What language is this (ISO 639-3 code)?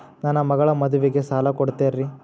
kan